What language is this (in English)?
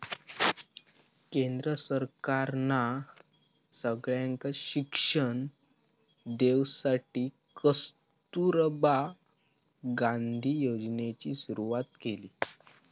Marathi